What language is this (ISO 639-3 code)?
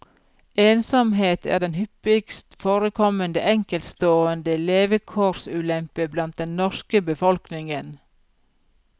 nor